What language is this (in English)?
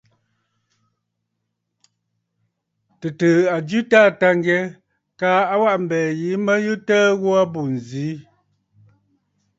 Bafut